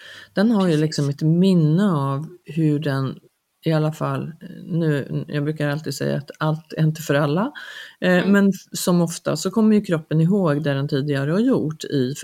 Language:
Swedish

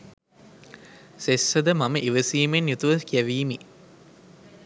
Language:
Sinhala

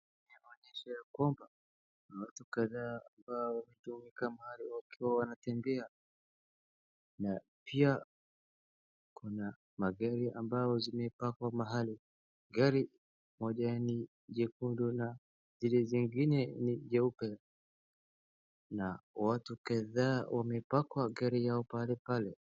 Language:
Swahili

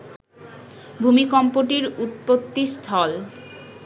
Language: Bangla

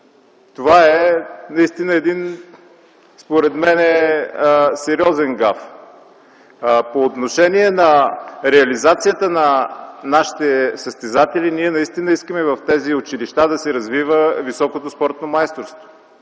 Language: Bulgarian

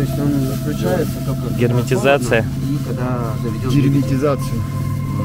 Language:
Russian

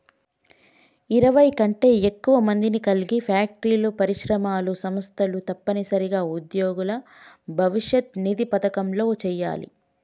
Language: Telugu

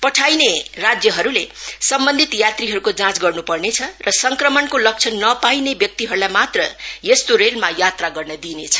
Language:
Nepali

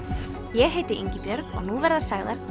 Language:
Icelandic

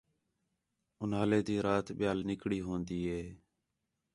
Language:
Khetrani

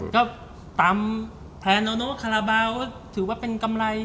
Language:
Thai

